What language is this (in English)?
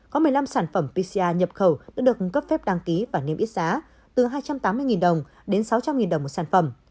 Vietnamese